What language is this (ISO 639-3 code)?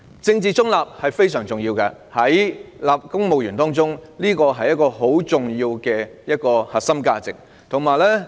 yue